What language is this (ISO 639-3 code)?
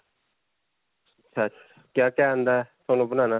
pan